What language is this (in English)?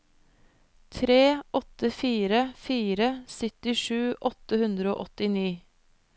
Norwegian